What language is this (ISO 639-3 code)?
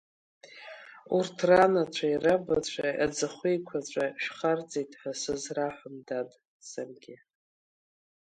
abk